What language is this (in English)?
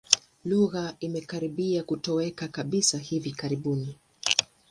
Swahili